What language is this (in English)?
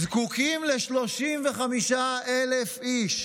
Hebrew